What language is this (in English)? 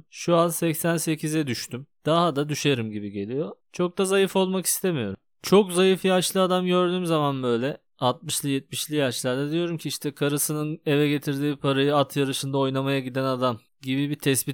Turkish